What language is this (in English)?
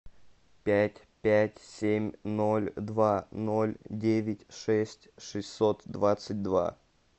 Russian